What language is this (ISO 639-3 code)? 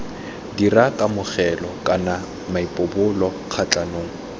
tsn